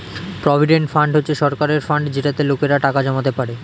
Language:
Bangla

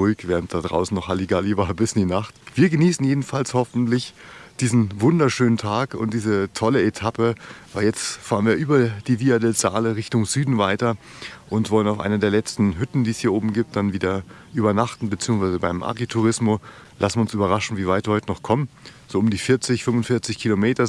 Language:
German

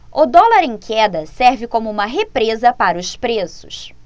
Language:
Portuguese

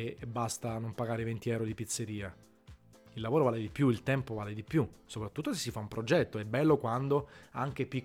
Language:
Italian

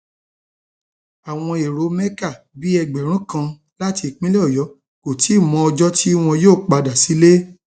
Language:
Yoruba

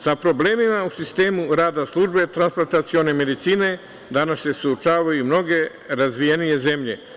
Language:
Serbian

